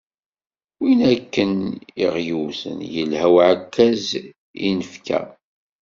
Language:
Kabyle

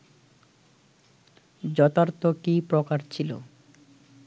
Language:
Bangla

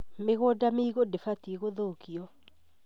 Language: Kikuyu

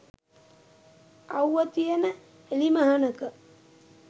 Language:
Sinhala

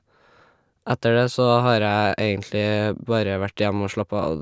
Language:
Norwegian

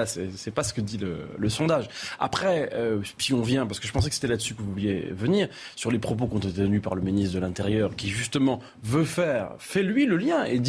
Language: French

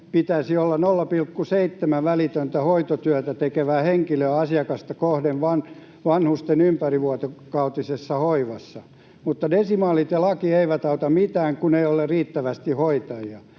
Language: Finnish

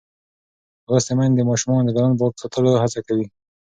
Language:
Pashto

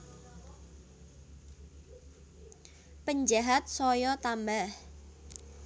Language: Javanese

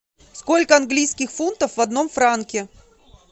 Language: Russian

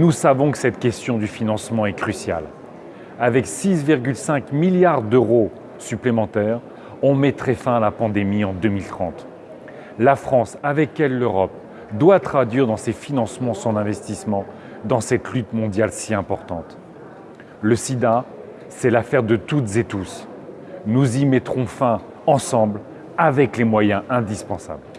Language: French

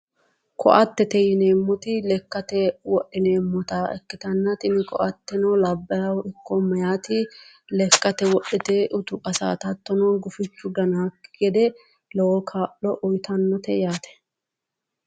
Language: Sidamo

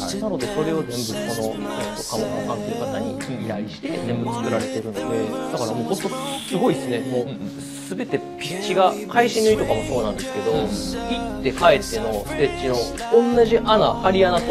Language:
Japanese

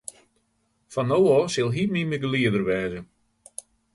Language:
Western Frisian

